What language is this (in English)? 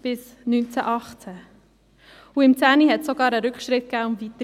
Swiss German